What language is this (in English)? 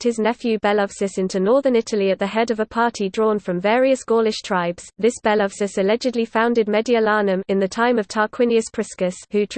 English